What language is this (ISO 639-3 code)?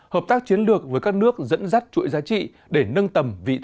vie